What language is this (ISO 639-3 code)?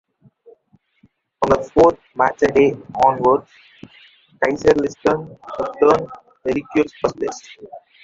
eng